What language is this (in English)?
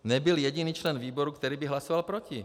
Czech